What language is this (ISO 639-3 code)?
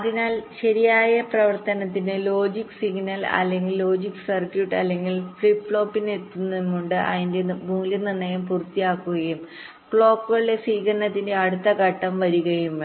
mal